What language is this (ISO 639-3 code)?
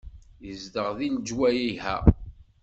kab